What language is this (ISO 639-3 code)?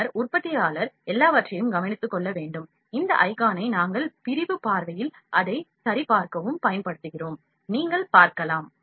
tam